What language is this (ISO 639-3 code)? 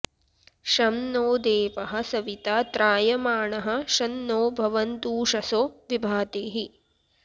san